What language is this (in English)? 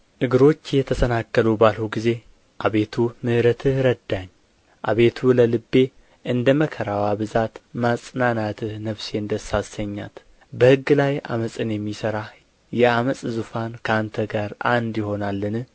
Amharic